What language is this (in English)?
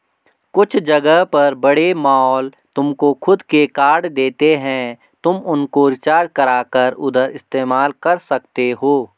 Hindi